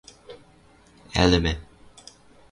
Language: Western Mari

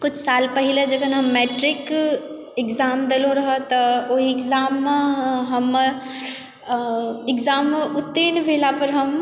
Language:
Maithili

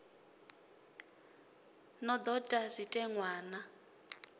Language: Venda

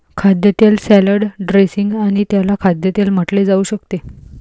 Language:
Marathi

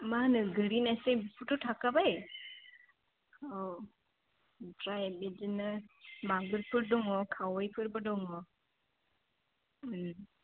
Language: Bodo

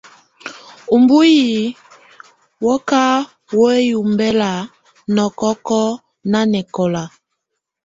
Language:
Tunen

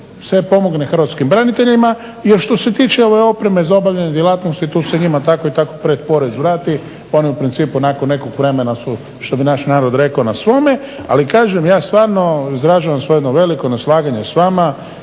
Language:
Croatian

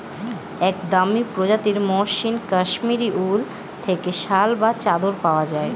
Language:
Bangla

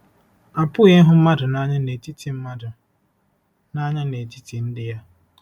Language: Igbo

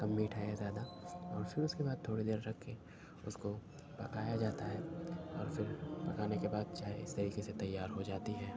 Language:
Urdu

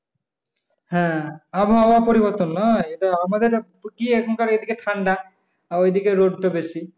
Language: Bangla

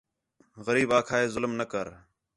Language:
Khetrani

